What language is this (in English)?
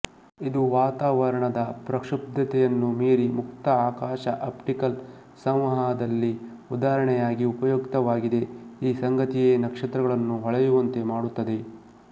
Kannada